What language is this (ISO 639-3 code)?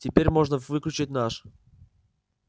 rus